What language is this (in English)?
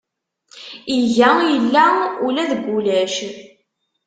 Kabyle